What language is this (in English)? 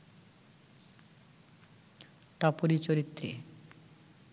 Bangla